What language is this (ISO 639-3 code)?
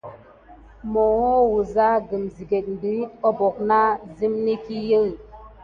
gid